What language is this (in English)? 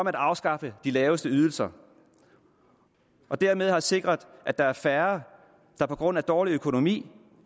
Danish